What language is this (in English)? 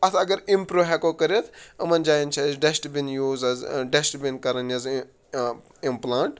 Kashmiri